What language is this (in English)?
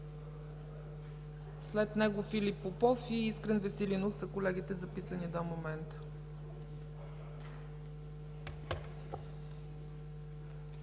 Bulgarian